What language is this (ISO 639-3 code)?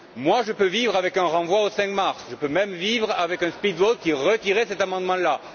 fra